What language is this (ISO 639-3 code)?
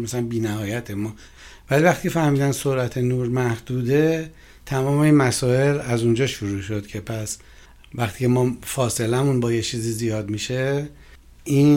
fas